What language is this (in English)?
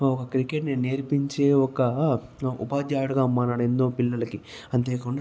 Telugu